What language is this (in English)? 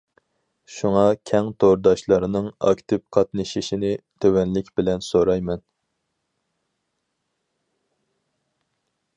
Uyghur